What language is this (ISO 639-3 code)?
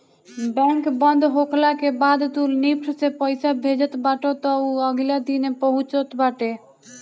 bho